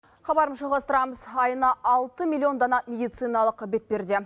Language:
Kazakh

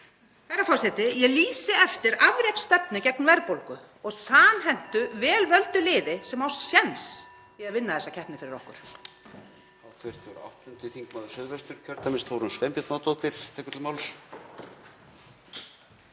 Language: Icelandic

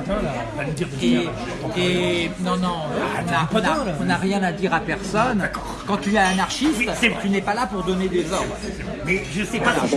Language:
French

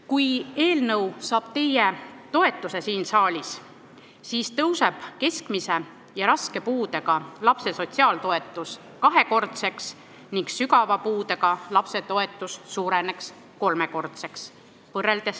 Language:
Estonian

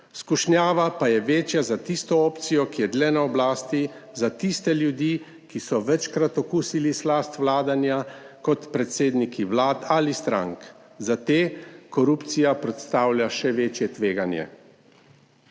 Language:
Slovenian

